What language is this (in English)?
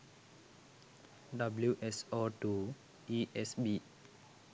Sinhala